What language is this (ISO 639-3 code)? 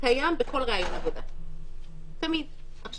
heb